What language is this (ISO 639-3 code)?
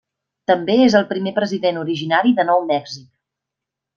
cat